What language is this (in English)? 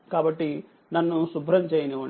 Telugu